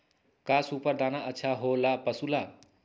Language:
Magahi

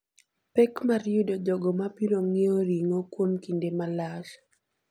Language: Luo (Kenya and Tanzania)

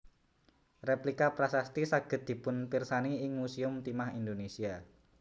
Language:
Javanese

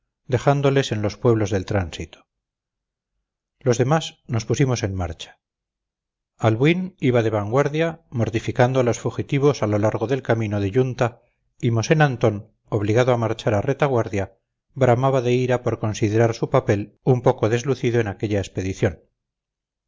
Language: Spanish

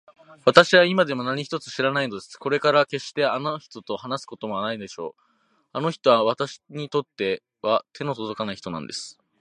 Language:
Japanese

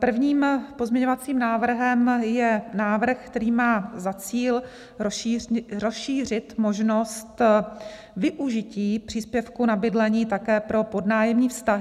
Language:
Czech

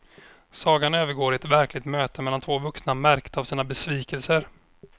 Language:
Swedish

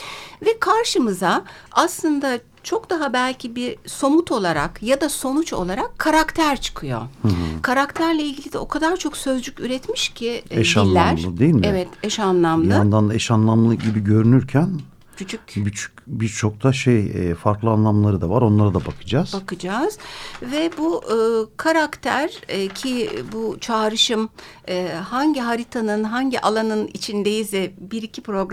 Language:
Turkish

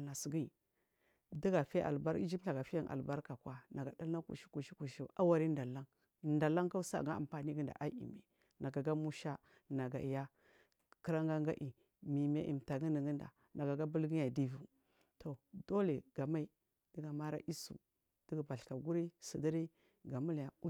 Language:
Marghi South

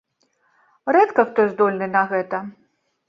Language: Belarusian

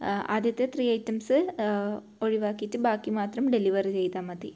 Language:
Malayalam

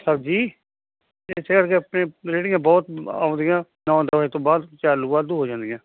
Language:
Punjabi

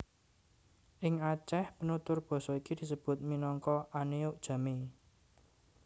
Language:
Javanese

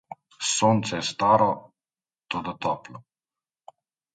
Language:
Slovenian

